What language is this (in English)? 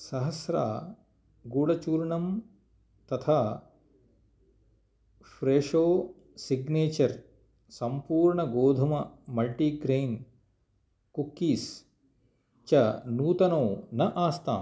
Sanskrit